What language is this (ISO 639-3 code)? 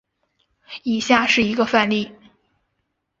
zho